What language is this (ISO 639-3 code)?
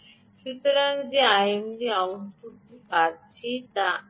ben